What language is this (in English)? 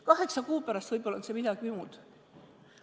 Estonian